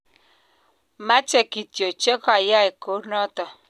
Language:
Kalenjin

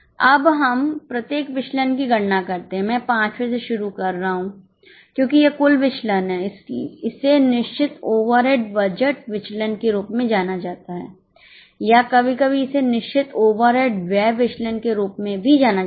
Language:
Hindi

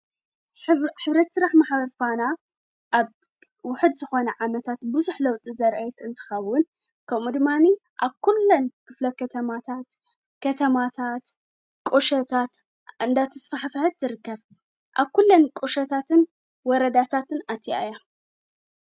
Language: Tigrinya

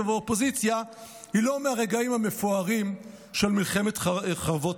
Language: Hebrew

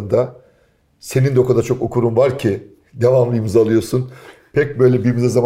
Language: Turkish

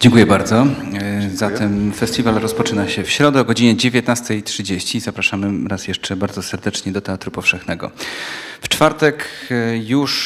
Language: Polish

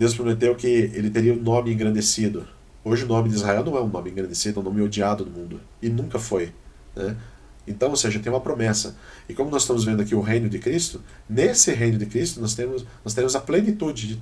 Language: Portuguese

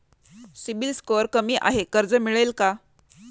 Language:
Marathi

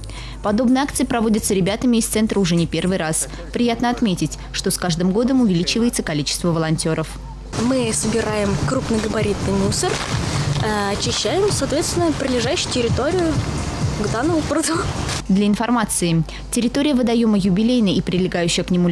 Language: Russian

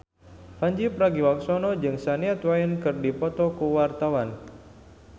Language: Sundanese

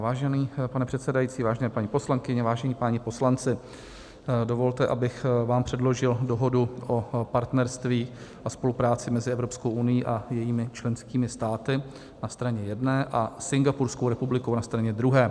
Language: Czech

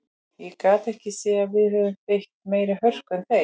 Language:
Icelandic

